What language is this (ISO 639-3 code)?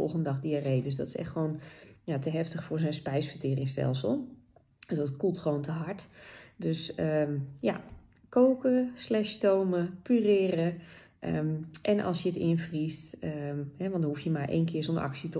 nld